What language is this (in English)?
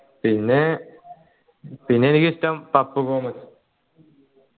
Malayalam